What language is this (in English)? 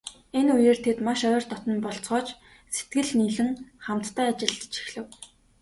Mongolian